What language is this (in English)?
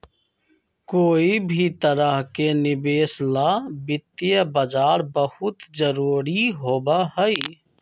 Magahi